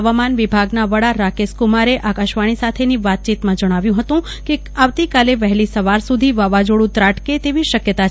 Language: Gujarati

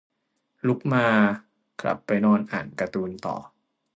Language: Thai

